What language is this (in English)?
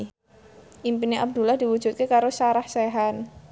Javanese